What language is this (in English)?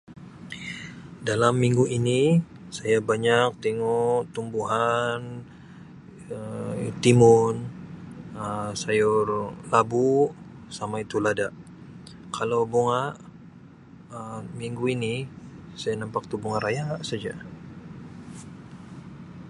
Sabah Malay